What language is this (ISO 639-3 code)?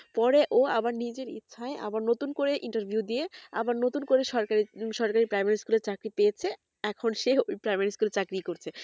ben